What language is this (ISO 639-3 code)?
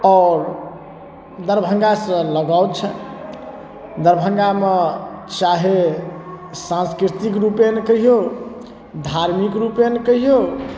mai